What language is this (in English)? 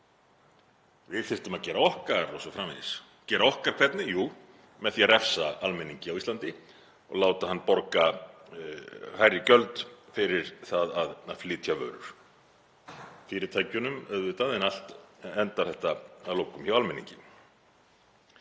Icelandic